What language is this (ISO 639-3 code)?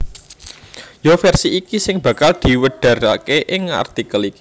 jav